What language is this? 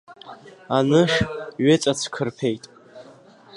Abkhazian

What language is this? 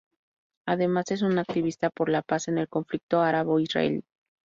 Spanish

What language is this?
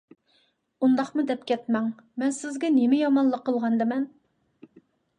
Uyghur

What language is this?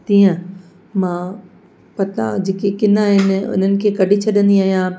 Sindhi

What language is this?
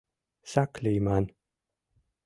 Mari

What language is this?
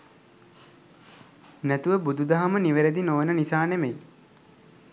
Sinhala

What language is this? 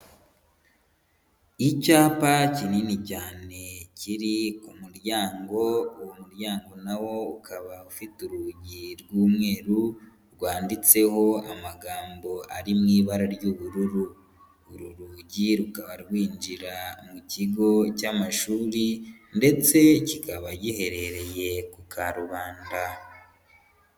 Kinyarwanda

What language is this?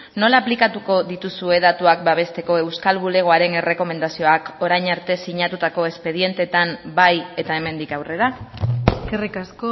Basque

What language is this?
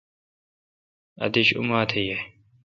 Kalkoti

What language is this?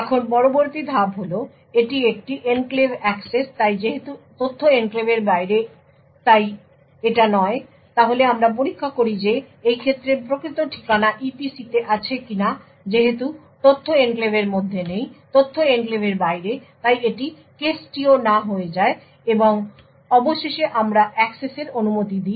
Bangla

